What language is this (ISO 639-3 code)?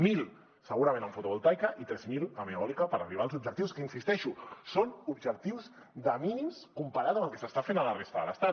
cat